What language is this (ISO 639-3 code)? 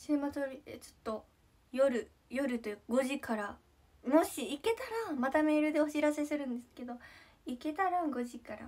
jpn